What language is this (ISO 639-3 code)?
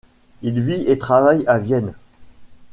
fra